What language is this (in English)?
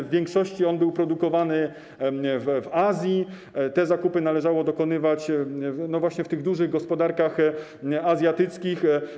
Polish